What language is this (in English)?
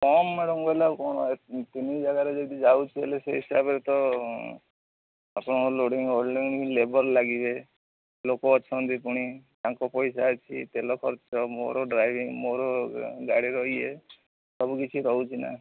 Odia